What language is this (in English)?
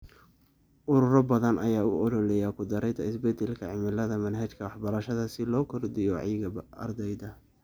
Somali